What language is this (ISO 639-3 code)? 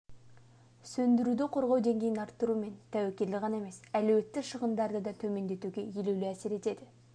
kaz